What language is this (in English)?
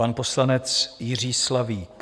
Czech